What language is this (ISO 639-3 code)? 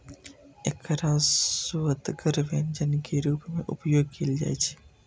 mai